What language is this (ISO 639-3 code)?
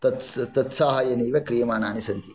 san